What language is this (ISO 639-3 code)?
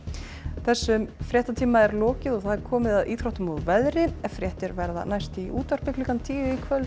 isl